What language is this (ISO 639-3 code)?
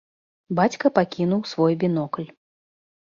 bel